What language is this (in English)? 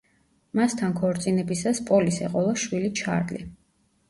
Georgian